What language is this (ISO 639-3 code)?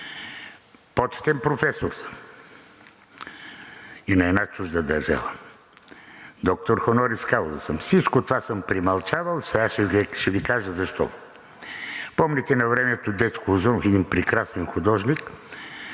bul